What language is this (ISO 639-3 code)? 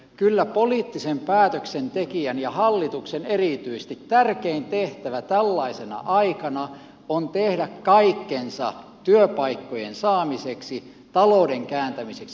fin